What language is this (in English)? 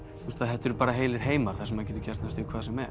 Icelandic